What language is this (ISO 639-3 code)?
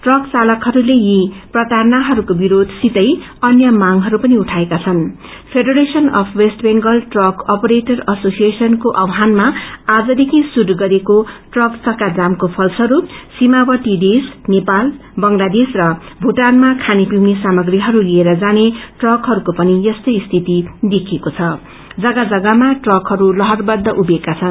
nep